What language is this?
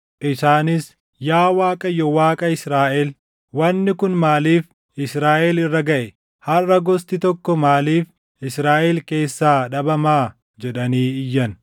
Oromo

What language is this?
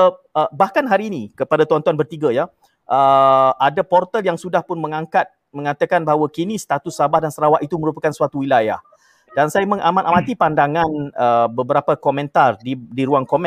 Malay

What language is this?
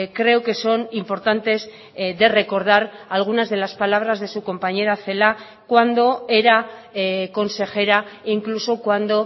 Spanish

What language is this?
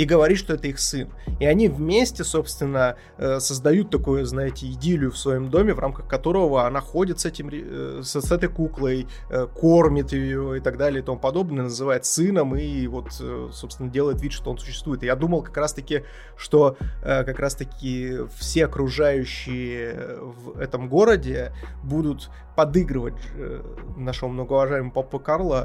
Russian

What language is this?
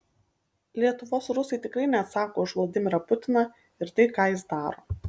Lithuanian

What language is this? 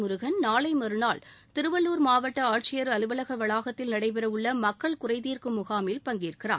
Tamil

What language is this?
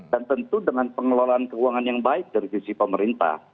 Indonesian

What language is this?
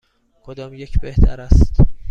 Persian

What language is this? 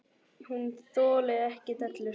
Icelandic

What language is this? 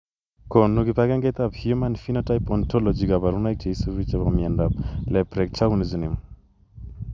Kalenjin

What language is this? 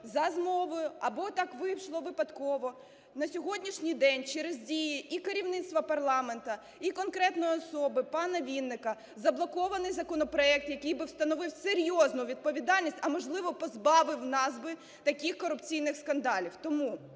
Ukrainian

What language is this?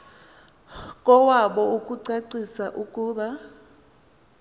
Xhosa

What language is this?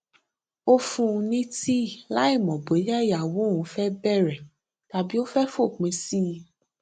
Yoruba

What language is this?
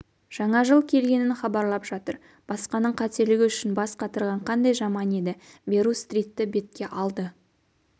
Kazakh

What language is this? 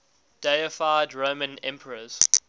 English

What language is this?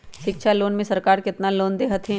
Magahi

